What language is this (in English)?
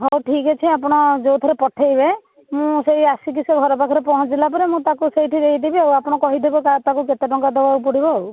Odia